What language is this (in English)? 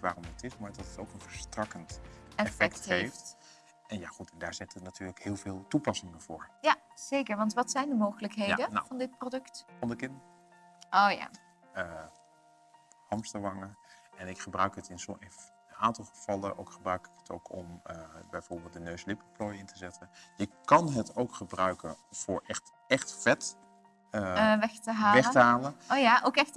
Dutch